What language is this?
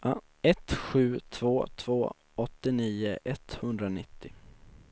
Swedish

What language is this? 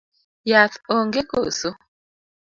Luo (Kenya and Tanzania)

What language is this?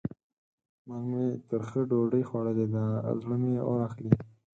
Pashto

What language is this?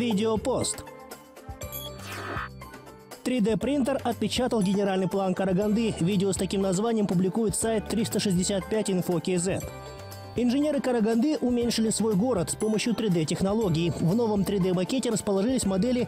Russian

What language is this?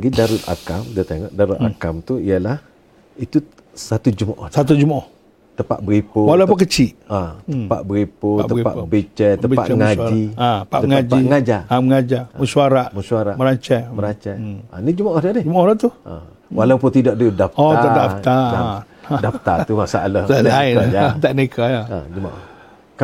Malay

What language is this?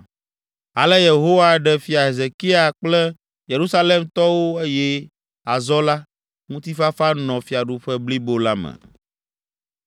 Ewe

